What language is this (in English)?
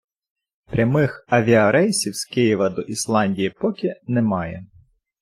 Ukrainian